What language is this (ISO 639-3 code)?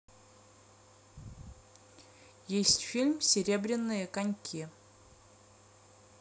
rus